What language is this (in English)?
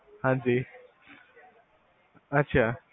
Punjabi